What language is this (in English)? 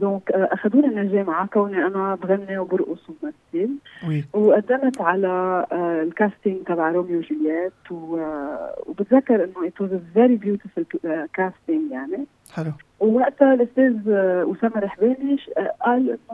Arabic